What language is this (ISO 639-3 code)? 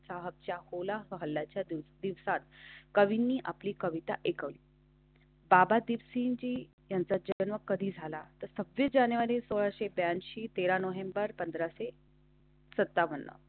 mar